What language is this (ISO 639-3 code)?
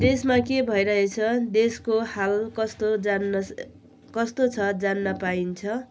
nep